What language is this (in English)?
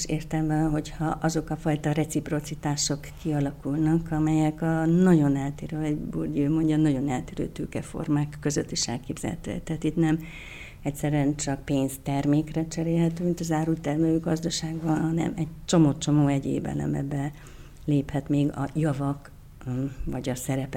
Hungarian